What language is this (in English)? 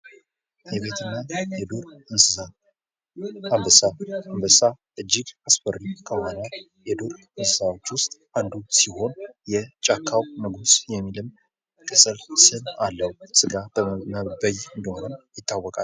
Amharic